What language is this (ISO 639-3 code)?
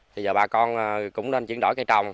vie